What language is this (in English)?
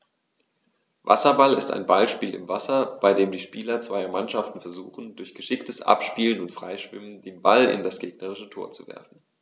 German